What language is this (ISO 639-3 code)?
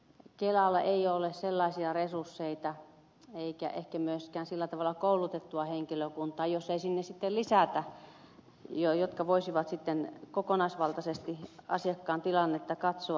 fin